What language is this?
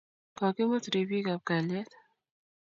Kalenjin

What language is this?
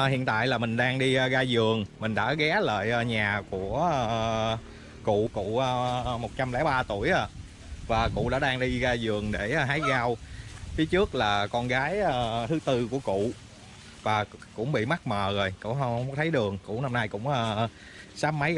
Vietnamese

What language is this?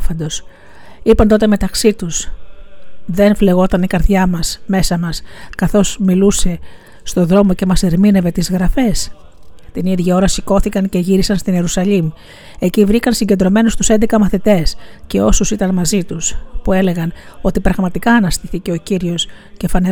Greek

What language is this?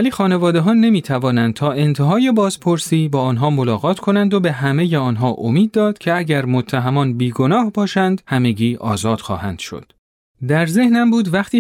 Persian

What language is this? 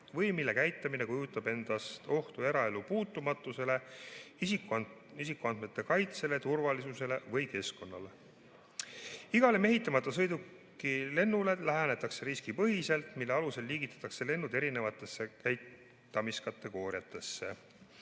Estonian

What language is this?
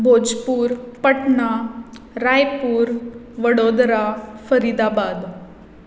Konkani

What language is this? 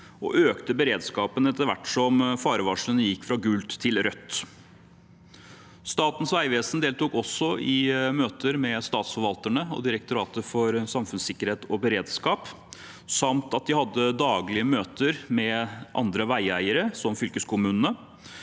Norwegian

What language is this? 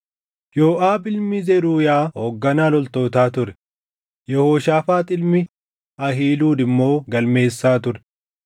Oromo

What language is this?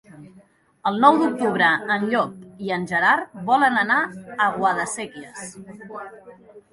Catalan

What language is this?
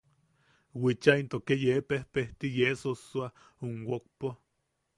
Yaqui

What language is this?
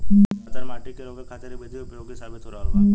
Bhojpuri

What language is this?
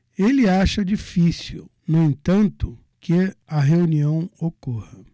Portuguese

